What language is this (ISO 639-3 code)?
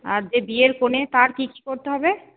ben